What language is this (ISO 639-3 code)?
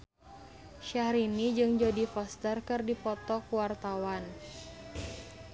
sun